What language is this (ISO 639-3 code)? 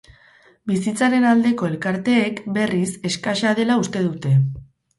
eus